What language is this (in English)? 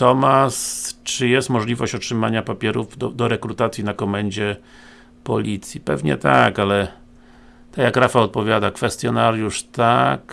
Polish